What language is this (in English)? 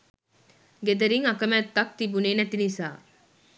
Sinhala